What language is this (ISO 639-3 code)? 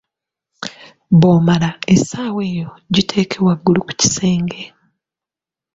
lug